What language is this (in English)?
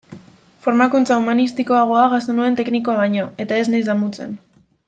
Basque